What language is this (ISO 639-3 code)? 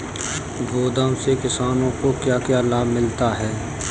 hin